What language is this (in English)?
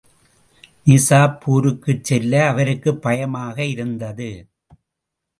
Tamil